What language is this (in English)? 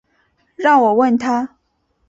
Chinese